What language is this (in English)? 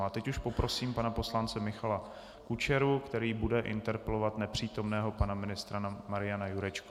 Czech